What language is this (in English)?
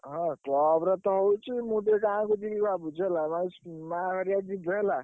Odia